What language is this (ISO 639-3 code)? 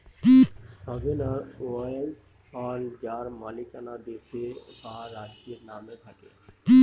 ben